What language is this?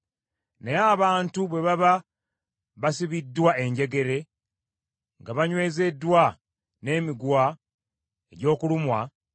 Ganda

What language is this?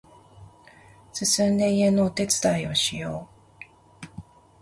Japanese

